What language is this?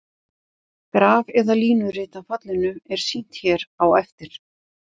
Icelandic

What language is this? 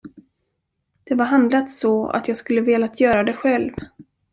Swedish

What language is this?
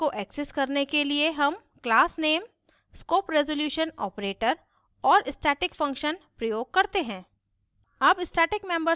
Hindi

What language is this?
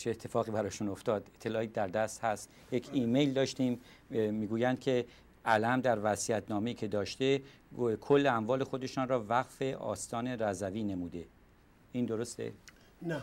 Persian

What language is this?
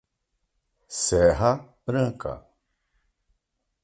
Portuguese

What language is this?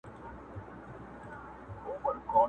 Pashto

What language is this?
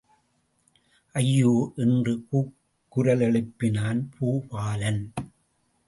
Tamil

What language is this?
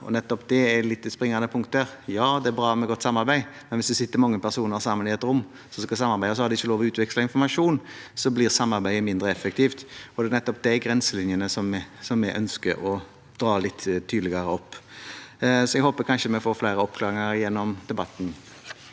Norwegian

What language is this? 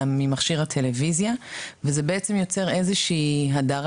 Hebrew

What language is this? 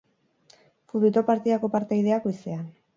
Basque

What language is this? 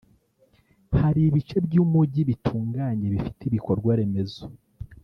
Kinyarwanda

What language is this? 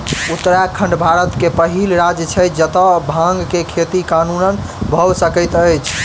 Maithili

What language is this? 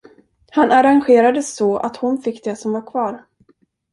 Swedish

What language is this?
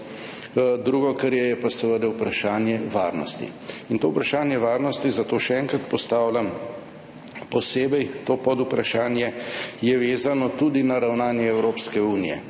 Slovenian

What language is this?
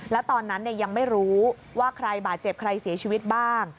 Thai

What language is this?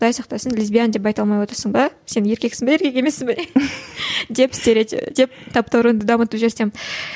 Kazakh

